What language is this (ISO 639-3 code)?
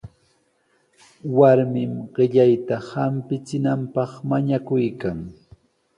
qws